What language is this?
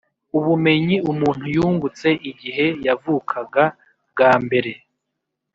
Kinyarwanda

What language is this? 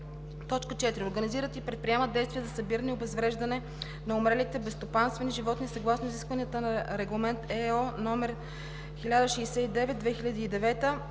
Bulgarian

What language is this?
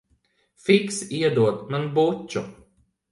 Latvian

